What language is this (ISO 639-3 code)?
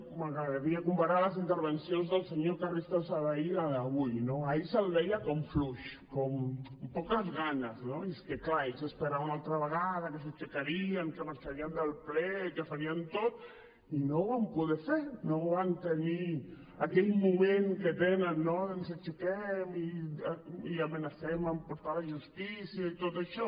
cat